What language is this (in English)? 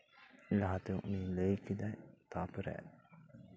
Santali